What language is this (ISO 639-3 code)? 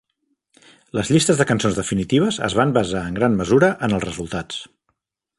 cat